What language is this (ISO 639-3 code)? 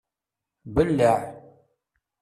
kab